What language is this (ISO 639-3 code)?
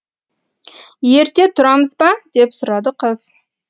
kaz